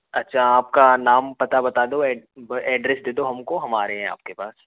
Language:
Hindi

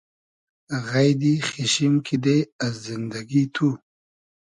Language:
Hazaragi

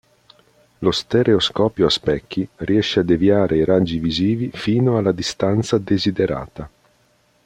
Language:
Italian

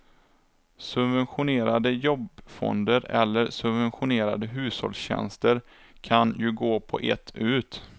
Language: Swedish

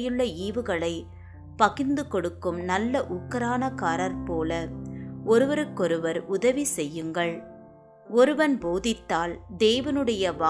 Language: Tamil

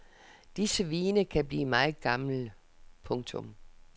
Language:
Danish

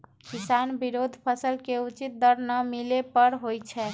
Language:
Magahi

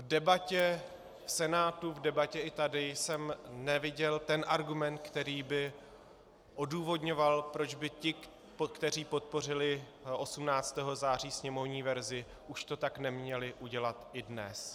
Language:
Czech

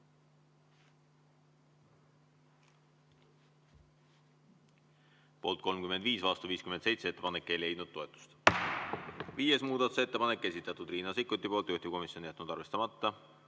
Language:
Estonian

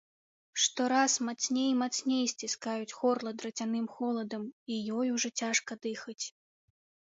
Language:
Belarusian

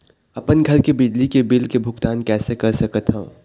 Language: Chhattisgarhi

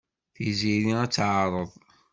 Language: Kabyle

